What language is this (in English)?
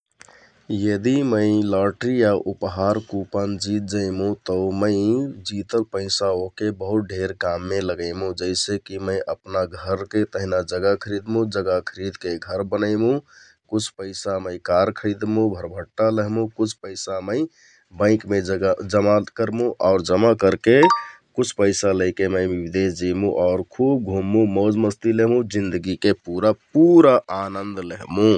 Kathoriya Tharu